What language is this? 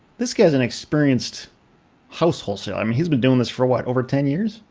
English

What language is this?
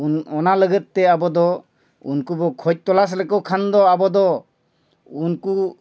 Santali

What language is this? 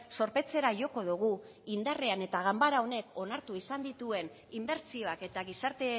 Basque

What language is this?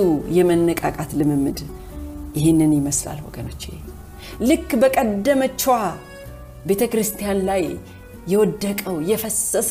Amharic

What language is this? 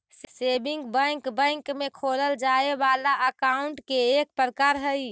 Magahi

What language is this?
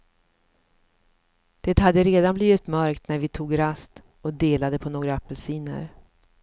Swedish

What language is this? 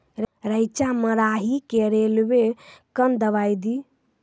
Maithili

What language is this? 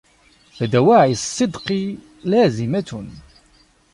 Arabic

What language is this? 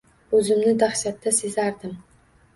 Uzbek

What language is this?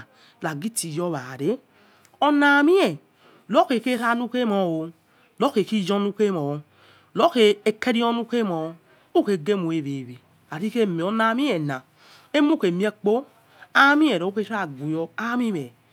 Yekhee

